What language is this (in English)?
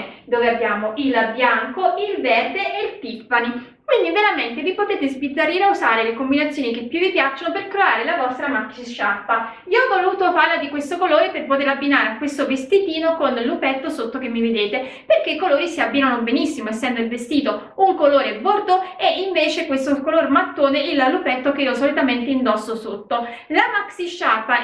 Italian